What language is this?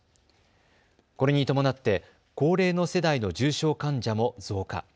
Japanese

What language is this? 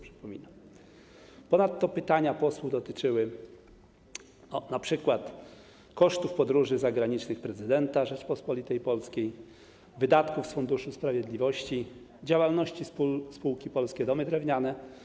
Polish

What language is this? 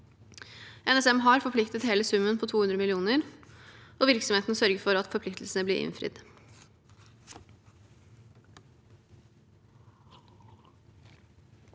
Norwegian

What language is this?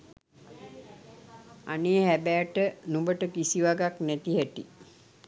Sinhala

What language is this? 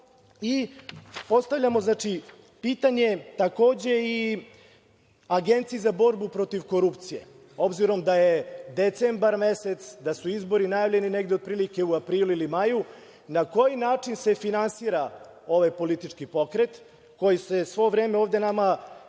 Serbian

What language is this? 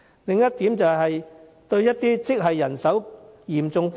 Cantonese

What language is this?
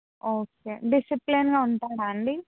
Telugu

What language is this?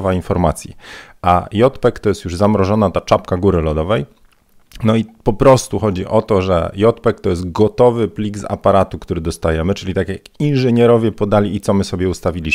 Polish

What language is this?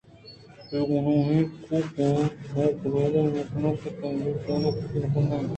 Eastern Balochi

